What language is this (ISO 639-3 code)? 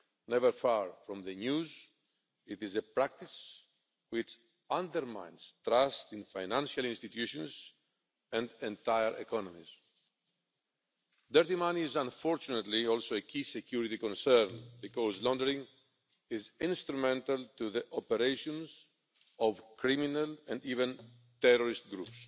eng